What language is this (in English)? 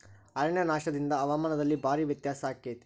Kannada